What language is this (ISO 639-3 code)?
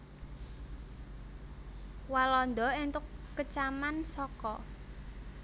jav